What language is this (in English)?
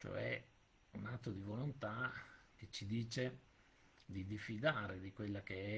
Italian